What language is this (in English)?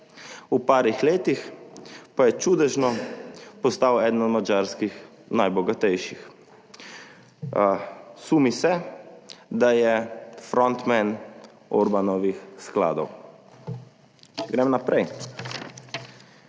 Slovenian